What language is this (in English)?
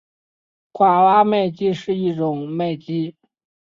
Chinese